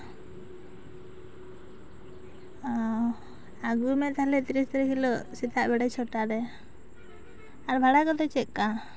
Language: Santali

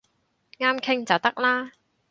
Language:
Cantonese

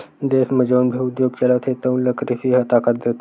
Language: Chhattisgarhi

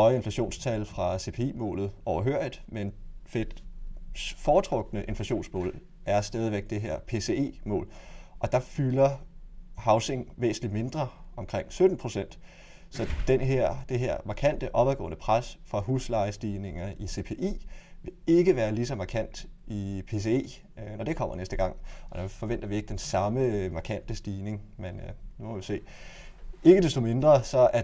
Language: Danish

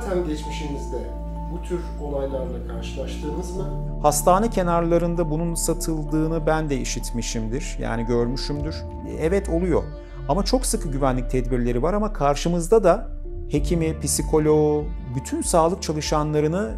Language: Turkish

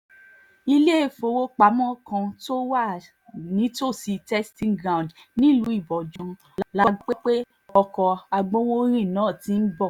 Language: Yoruba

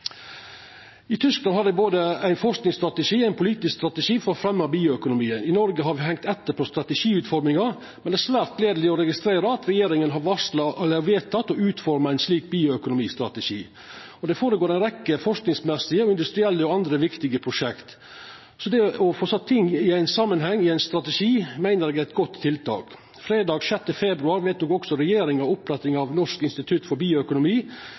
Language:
Norwegian Nynorsk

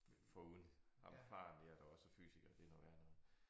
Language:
Danish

